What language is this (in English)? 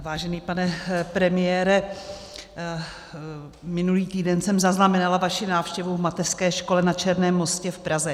Czech